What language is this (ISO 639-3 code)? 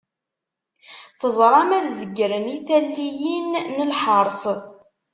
kab